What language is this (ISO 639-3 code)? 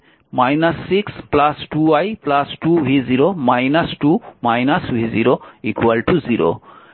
ben